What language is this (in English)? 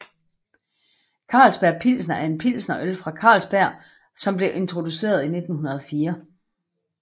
Danish